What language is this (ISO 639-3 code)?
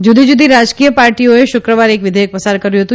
guj